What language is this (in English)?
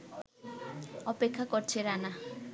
Bangla